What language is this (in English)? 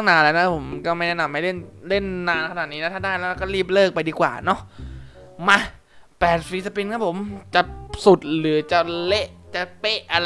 Thai